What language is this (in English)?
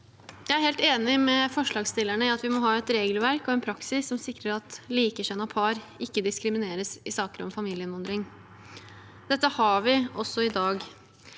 Norwegian